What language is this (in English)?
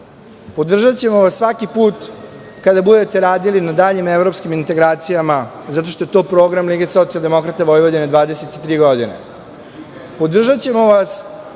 Serbian